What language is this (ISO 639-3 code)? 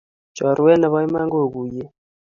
kln